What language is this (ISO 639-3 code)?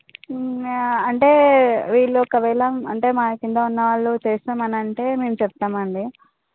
tel